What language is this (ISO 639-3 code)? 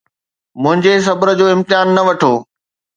snd